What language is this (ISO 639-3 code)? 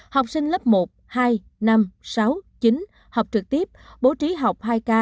vie